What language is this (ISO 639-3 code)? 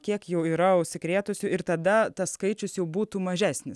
lit